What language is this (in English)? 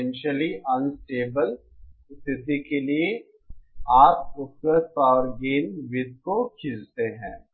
Hindi